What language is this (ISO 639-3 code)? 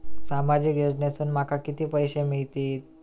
mar